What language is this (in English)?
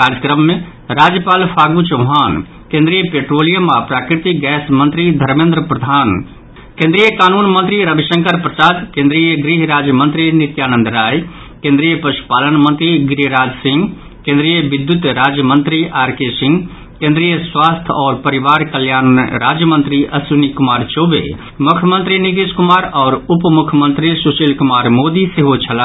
Maithili